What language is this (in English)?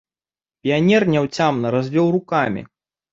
Belarusian